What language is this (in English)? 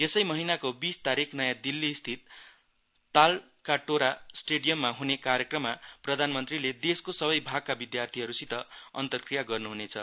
Nepali